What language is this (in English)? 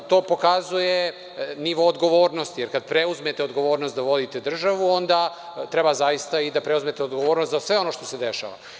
Serbian